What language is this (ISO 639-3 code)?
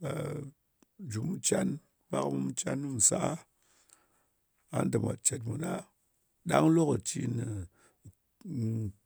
anc